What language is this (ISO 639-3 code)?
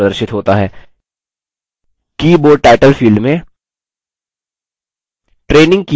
hin